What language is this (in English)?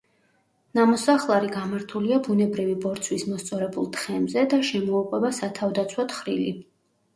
Georgian